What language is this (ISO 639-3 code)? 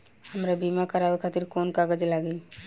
bho